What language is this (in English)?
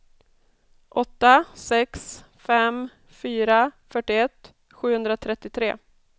Swedish